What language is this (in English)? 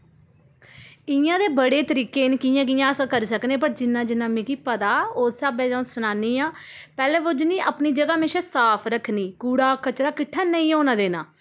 Dogri